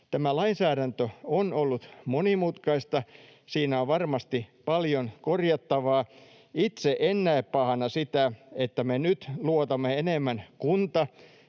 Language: Finnish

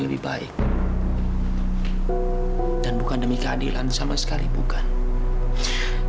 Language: Indonesian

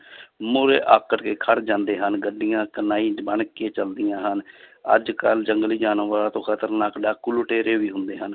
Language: Punjabi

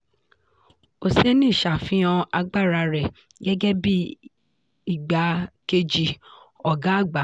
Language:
Yoruba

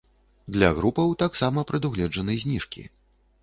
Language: Belarusian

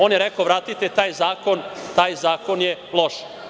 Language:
Serbian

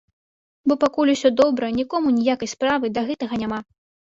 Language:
Belarusian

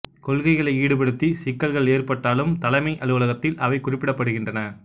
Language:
Tamil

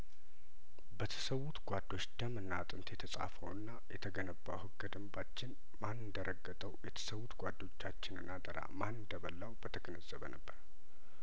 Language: Amharic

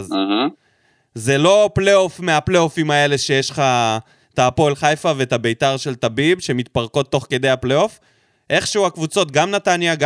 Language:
Hebrew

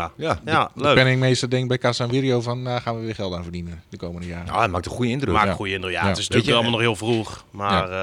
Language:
Dutch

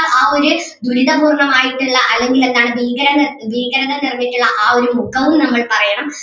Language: Malayalam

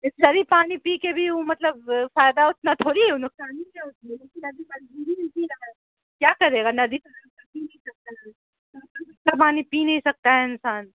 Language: Urdu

